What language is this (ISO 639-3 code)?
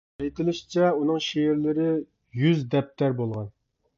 uig